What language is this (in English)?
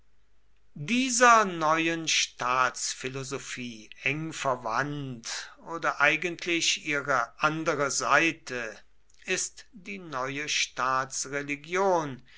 German